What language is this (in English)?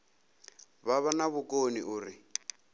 Venda